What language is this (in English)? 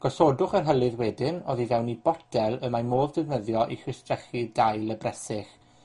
Welsh